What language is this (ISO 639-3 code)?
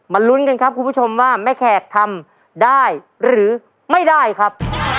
tha